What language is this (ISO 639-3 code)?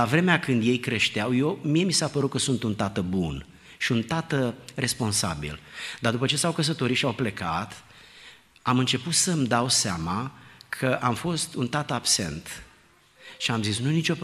ron